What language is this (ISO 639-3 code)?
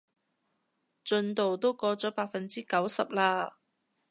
yue